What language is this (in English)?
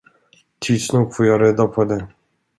Swedish